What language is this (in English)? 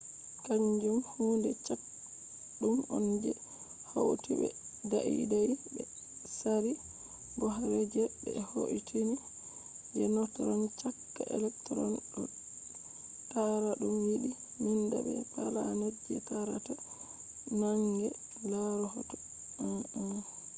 Fula